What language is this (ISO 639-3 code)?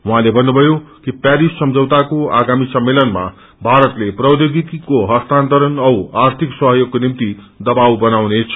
nep